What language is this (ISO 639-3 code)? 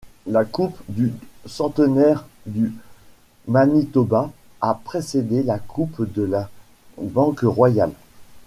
fra